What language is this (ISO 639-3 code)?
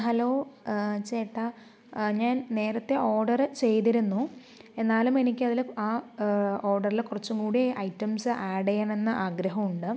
mal